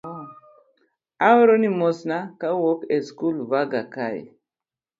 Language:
Luo (Kenya and Tanzania)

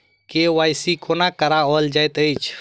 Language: Maithili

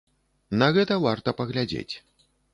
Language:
Belarusian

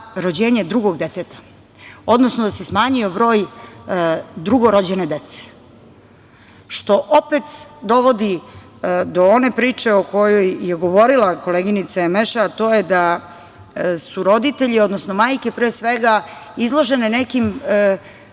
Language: Serbian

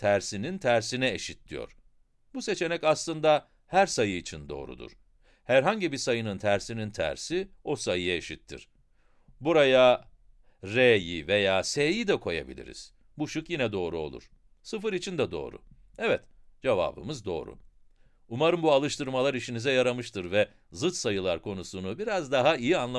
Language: Turkish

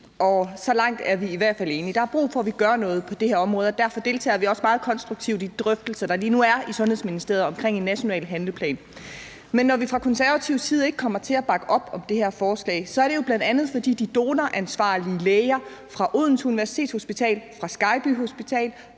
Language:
Danish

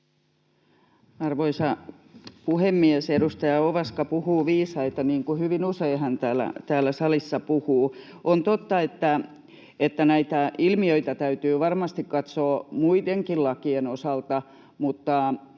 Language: Finnish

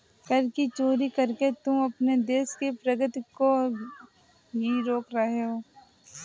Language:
Hindi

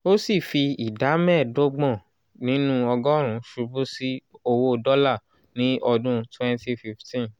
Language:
Yoruba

